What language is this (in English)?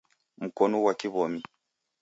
Taita